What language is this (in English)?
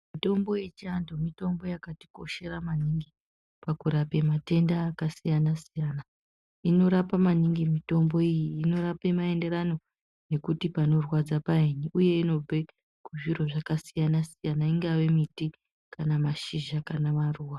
Ndau